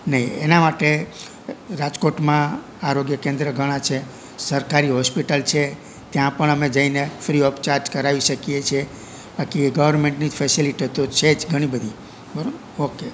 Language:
Gujarati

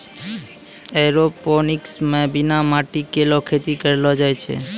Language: Maithili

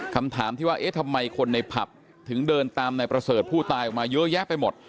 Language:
Thai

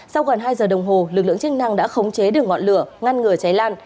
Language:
Vietnamese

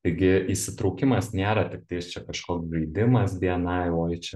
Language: Lithuanian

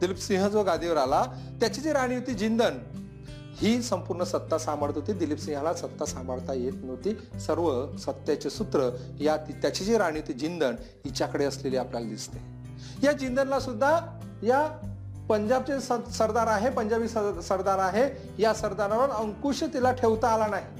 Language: Marathi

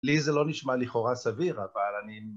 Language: Hebrew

